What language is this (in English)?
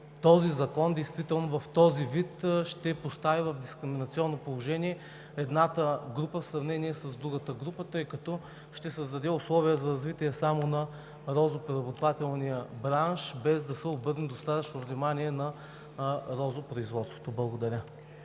Bulgarian